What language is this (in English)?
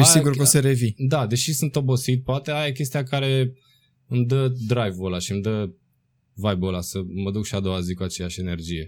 Romanian